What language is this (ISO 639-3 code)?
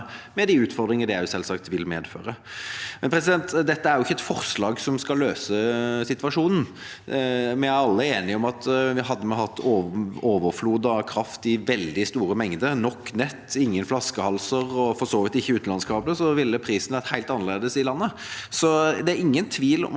nor